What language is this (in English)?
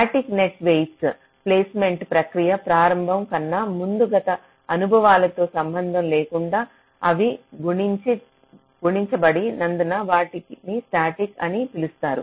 Telugu